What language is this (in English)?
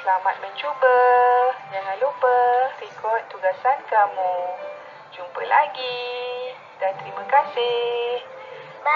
Malay